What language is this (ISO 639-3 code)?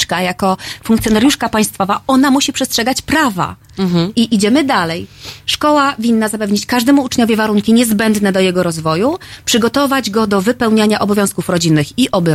pol